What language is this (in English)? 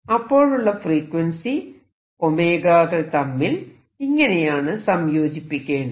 Malayalam